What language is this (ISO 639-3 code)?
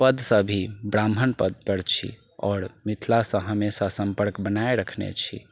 mai